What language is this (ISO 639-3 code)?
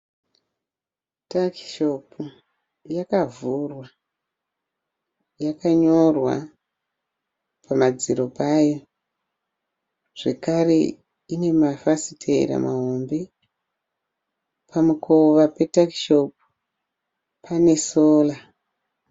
sna